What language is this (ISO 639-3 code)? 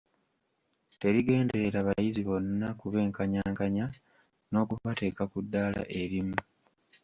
lug